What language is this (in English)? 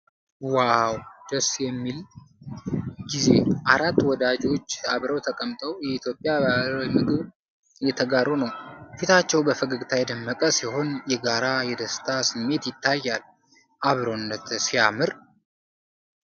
Amharic